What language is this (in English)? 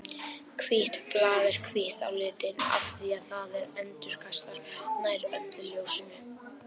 Icelandic